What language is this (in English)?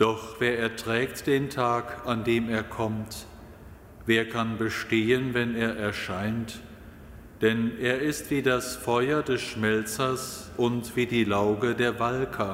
German